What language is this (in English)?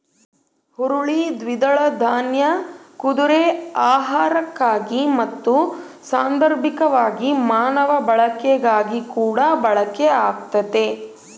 Kannada